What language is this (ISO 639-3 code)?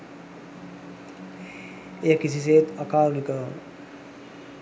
sin